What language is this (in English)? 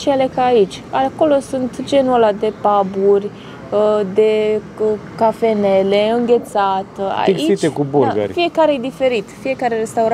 Romanian